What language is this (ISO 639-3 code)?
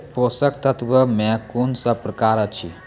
mai